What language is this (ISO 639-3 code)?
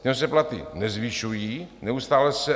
ces